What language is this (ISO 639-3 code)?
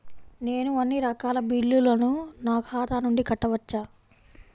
tel